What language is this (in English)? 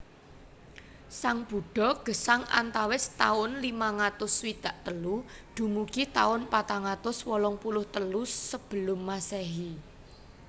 Javanese